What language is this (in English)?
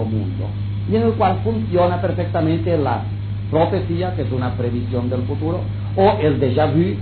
Spanish